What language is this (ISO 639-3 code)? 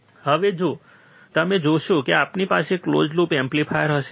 guj